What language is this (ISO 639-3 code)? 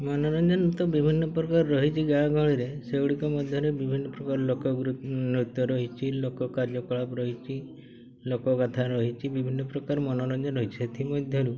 ori